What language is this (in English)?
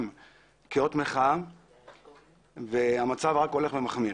Hebrew